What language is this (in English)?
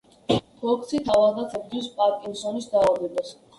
Georgian